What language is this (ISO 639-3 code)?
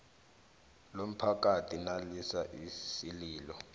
nbl